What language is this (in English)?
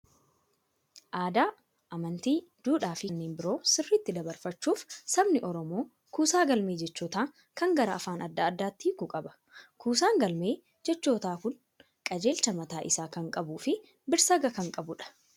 Oromo